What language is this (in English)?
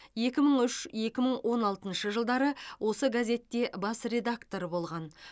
Kazakh